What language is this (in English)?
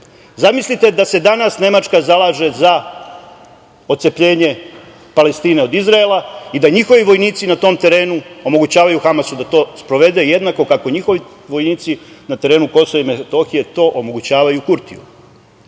Serbian